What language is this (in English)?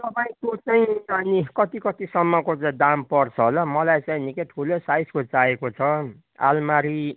Nepali